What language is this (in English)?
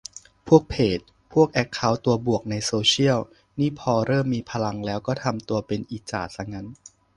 Thai